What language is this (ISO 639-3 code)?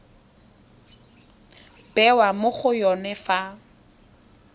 tsn